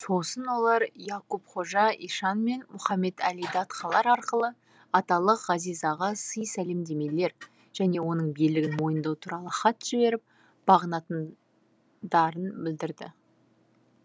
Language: Kazakh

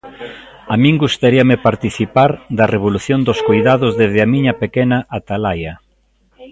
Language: Galician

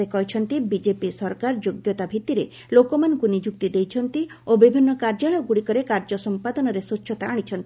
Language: Odia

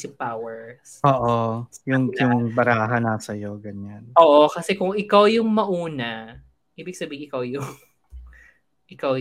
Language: Filipino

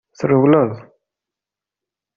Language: Kabyle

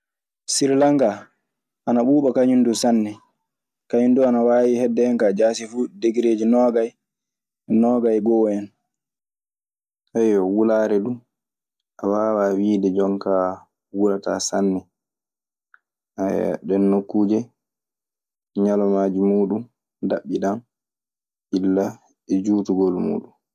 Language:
Maasina Fulfulde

